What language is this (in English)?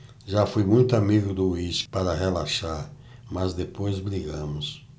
Portuguese